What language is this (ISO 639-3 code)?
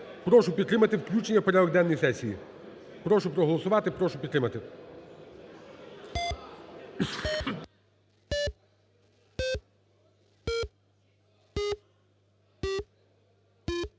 ukr